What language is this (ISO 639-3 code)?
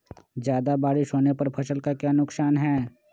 mag